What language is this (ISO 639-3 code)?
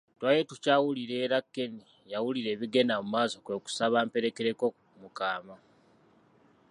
lug